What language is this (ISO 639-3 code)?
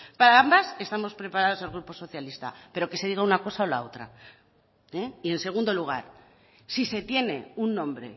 spa